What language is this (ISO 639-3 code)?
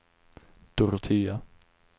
swe